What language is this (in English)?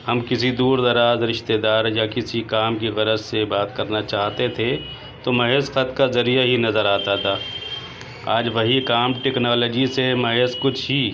Urdu